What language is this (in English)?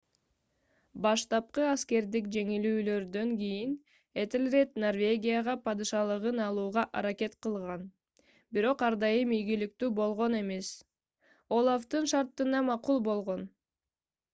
Kyrgyz